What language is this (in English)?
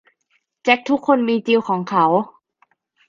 Thai